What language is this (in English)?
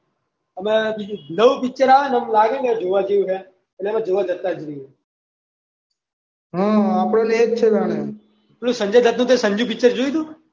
Gujarati